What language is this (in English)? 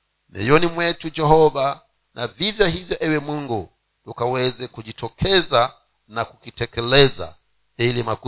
Swahili